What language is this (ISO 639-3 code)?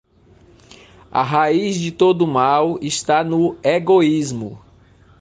por